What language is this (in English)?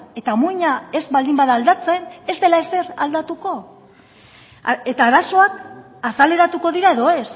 Basque